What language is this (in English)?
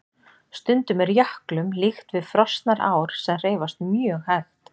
Icelandic